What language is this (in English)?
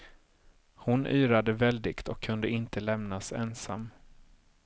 Swedish